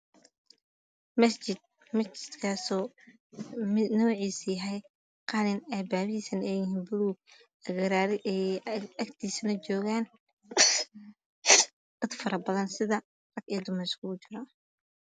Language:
Somali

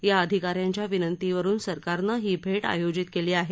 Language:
Marathi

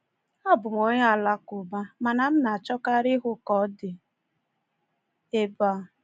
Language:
Igbo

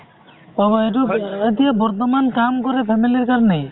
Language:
Assamese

